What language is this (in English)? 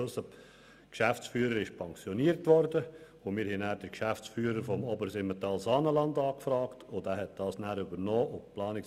Swiss German